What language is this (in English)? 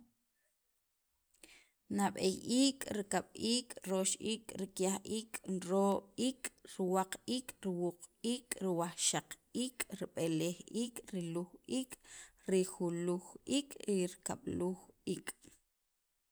Sacapulteco